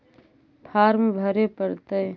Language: Magahi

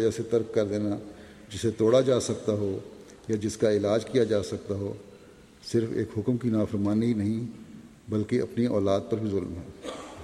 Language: Urdu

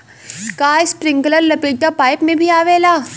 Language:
Bhojpuri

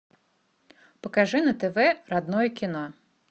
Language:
Russian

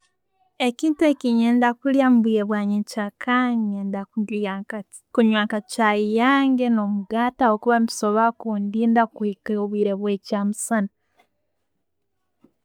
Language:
Tooro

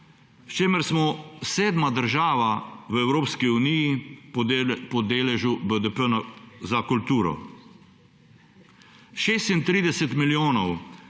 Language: Slovenian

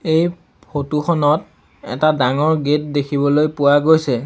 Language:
Assamese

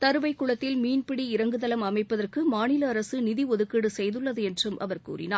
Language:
Tamil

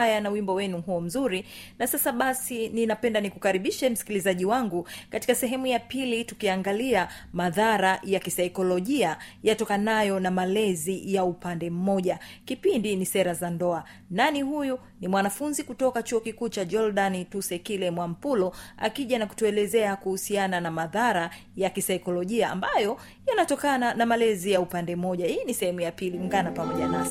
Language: Swahili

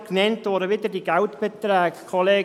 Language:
Swiss German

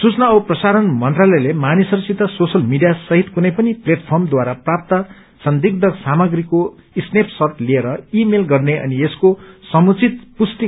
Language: Nepali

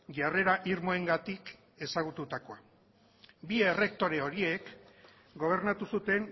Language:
Basque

